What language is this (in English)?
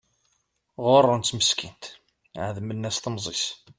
Kabyle